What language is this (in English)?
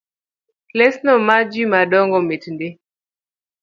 Luo (Kenya and Tanzania)